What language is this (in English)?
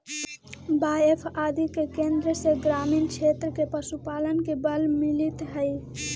Magahi